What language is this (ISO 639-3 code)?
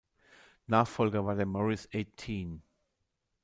deu